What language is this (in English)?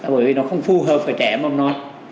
Vietnamese